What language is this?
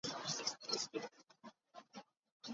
English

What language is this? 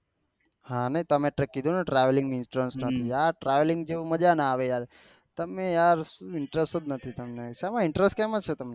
Gujarati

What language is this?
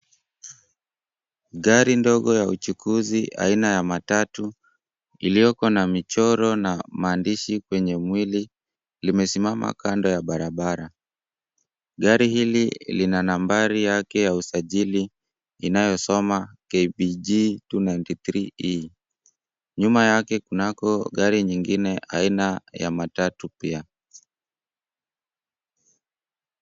Swahili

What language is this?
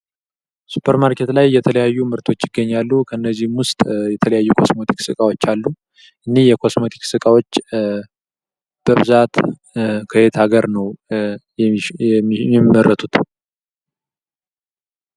Amharic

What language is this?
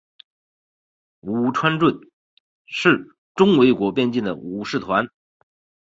Chinese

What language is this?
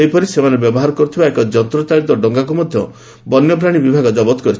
Odia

